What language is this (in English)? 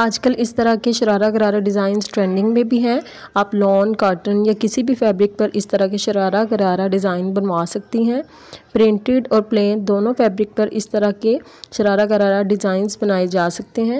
Korean